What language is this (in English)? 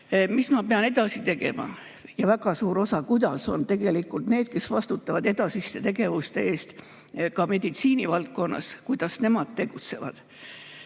Estonian